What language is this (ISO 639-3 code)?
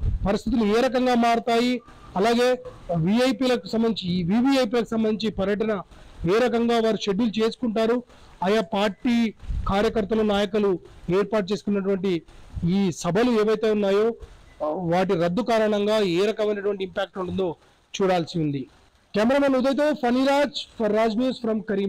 tel